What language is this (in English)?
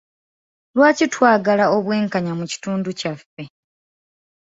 Ganda